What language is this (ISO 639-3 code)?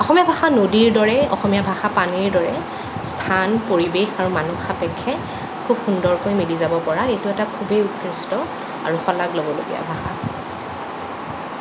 asm